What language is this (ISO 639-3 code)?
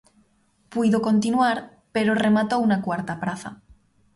glg